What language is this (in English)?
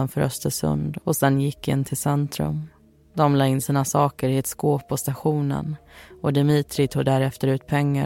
Swedish